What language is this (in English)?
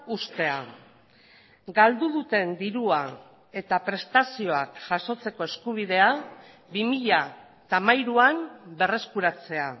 Basque